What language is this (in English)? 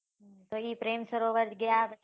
Gujarati